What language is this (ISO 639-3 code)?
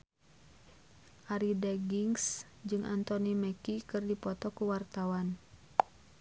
sun